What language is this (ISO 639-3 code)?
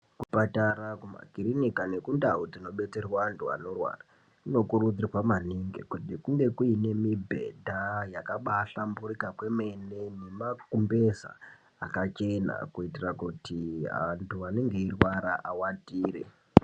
ndc